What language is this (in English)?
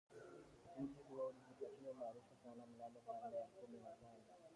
Swahili